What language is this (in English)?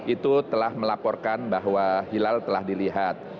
Indonesian